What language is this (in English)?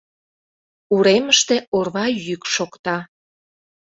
Mari